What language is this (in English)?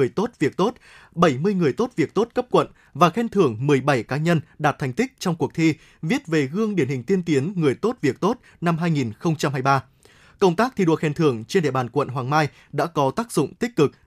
Vietnamese